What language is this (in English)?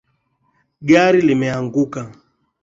Swahili